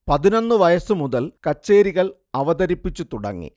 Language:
Malayalam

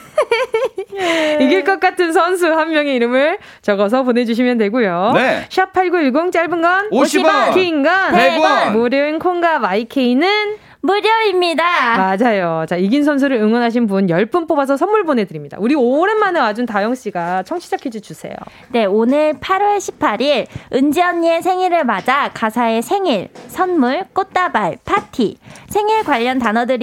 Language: Korean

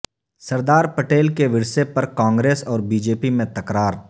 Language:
Urdu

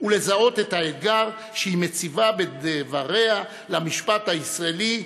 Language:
Hebrew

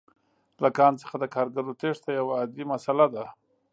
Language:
Pashto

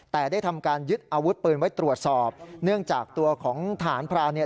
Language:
Thai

